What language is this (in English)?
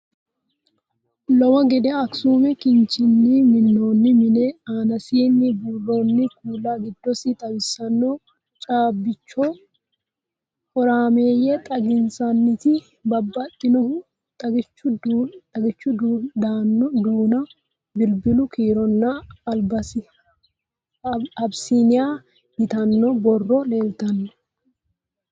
Sidamo